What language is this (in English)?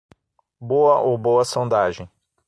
Portuguese